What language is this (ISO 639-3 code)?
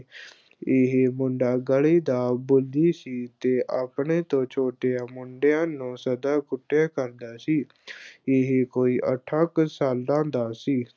pan